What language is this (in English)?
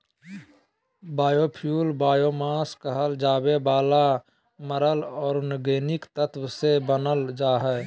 Magahi